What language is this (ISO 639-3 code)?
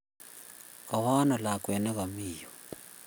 kln